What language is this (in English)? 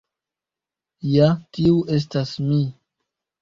Esperanto